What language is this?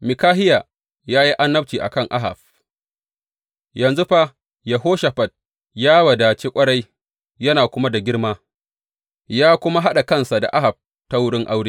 Hausa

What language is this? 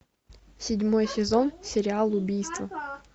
Russian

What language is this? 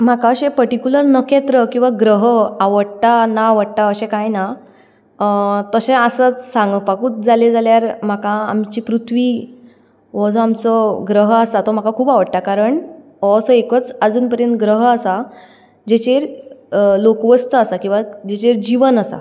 Konkani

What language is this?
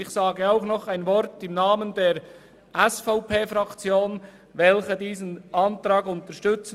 Swiss German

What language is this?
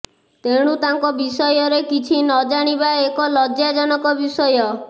Odia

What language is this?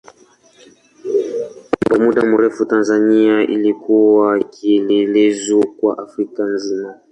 Swahili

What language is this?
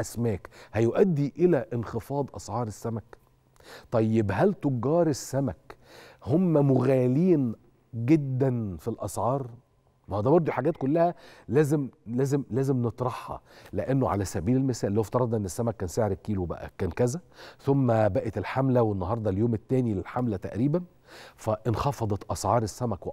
Arabic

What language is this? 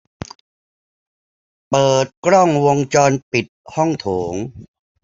Thai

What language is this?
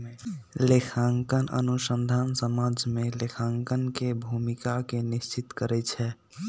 Magahi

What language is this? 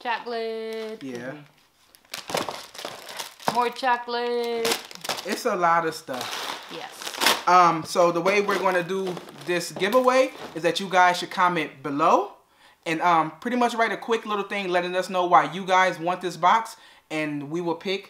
English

